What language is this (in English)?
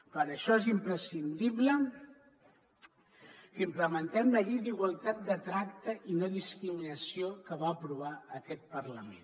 Catalan